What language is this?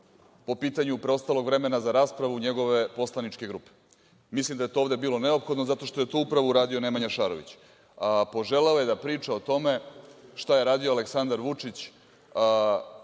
Serbian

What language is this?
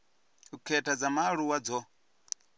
Venda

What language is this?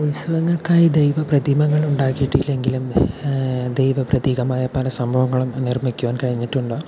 Malayalam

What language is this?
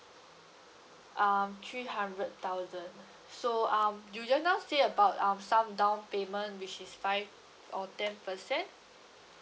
English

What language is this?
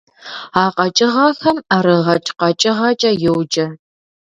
Kabardian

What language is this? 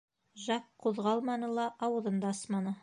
Bashkir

